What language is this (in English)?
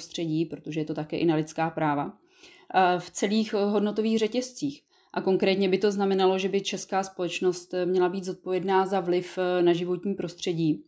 Czech